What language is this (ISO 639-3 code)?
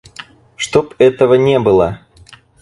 rus